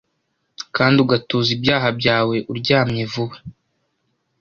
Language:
Kinyarwanda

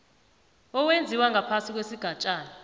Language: South Ndebele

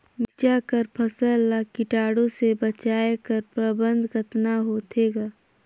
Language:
Chhattisgarhi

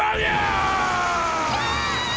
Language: Japanese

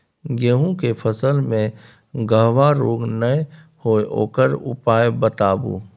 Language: Maithili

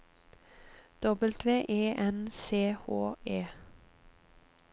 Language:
Norwegian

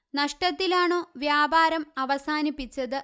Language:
Malayalam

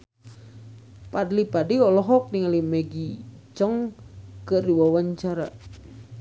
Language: Sundanese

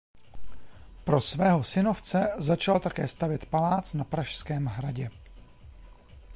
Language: Czech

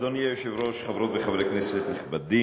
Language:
Hebrew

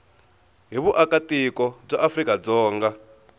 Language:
Tsonga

